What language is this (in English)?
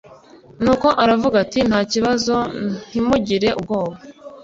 Kinyarwanda